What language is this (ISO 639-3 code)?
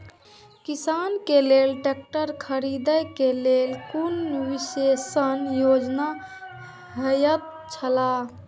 mai